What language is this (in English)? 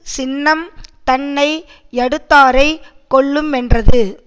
Tamil